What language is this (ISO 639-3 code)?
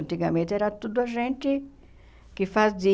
por